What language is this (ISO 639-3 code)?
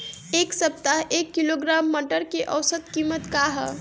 bho